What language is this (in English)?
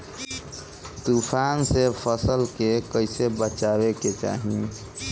Bhojpuri